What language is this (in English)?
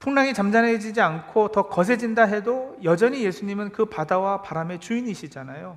Korean